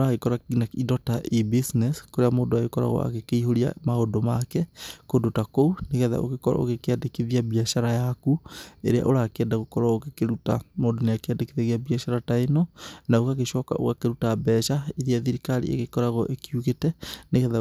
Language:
Kikuyu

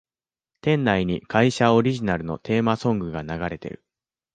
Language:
Japanese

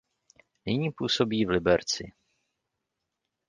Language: Czech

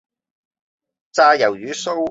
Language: Cantonese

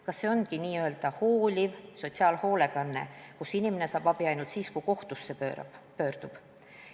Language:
Estonian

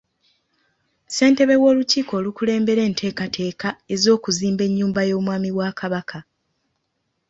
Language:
Ganda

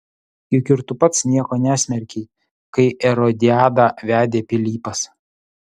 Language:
Lithuanian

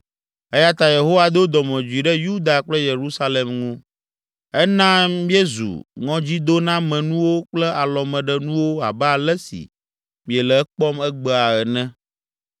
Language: Ewe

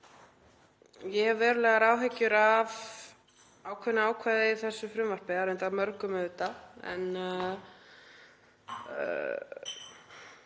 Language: Icelandic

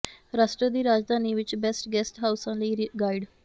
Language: Punjabi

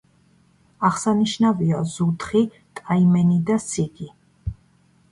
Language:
Georgian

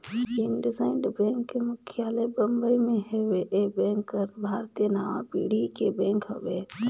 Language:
Chhattisgarhi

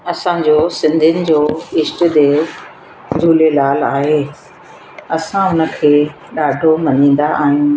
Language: Sindhi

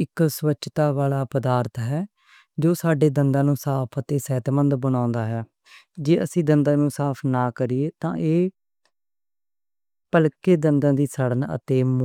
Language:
Western Panjabi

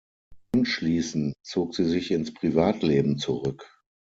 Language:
German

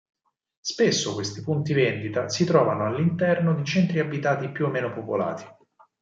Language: Italian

